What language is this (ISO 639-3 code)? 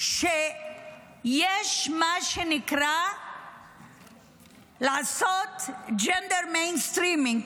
heb